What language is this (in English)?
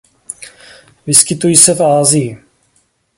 Czech